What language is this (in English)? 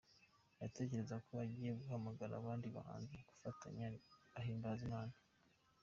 Kinyarwanda